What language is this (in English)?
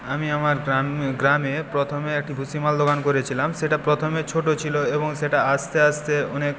Bangla